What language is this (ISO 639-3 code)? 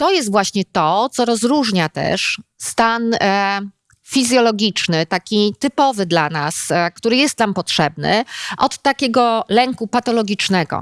pol